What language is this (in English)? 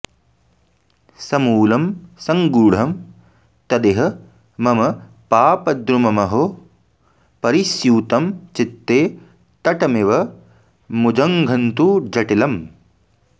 Sanskrit